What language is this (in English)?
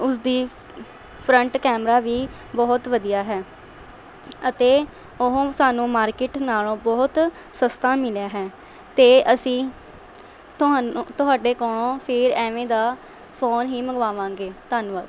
Punjabi